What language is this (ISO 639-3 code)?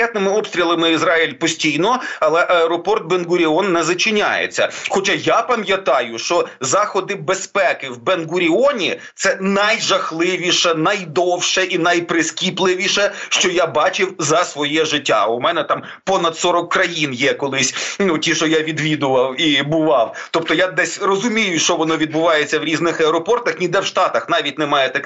ukr